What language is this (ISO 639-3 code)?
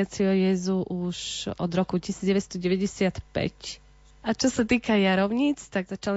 slk